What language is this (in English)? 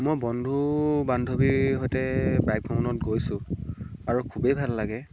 Assamese